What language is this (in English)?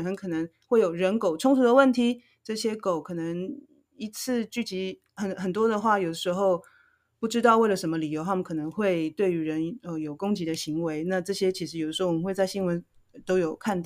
Chinese